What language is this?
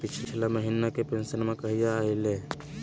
Magahi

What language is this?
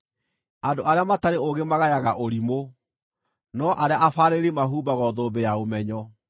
Kikuyu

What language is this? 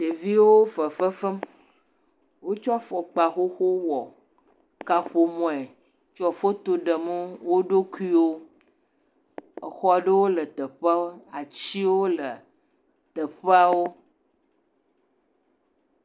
Ewe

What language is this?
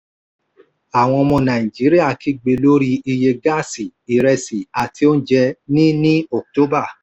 Yoruba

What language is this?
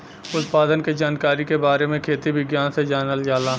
Bhojpuri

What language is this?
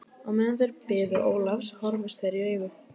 Icelandic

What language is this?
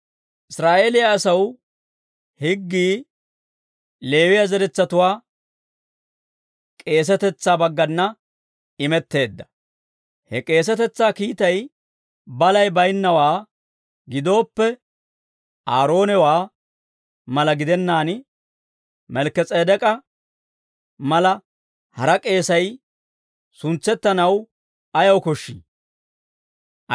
Dawro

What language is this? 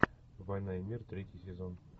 Russian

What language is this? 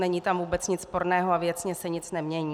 Czech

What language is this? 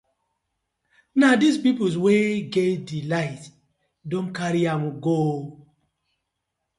Nigerian Pidgin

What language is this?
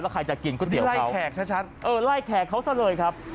Thai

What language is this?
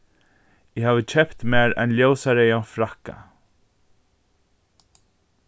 Faroese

